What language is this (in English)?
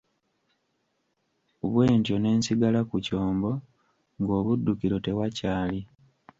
Ganda